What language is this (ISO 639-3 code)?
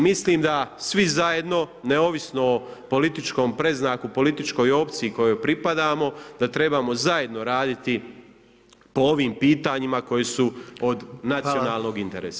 hrv